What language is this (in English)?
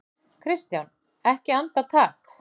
Icelandic